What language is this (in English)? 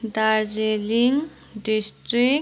Nepali